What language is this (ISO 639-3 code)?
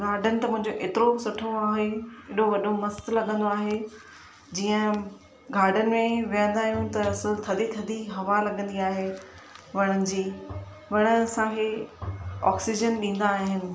snd